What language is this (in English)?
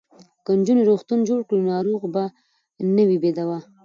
Pashto